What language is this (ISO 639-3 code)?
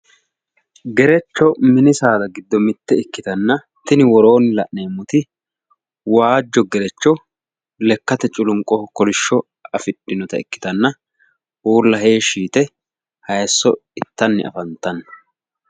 sid